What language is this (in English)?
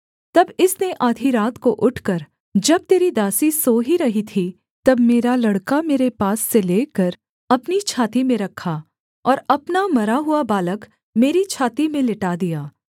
Hindi